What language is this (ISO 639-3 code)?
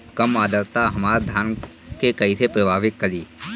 bho